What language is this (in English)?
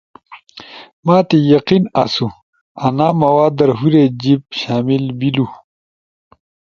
Ushojo